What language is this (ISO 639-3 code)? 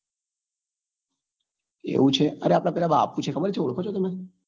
guj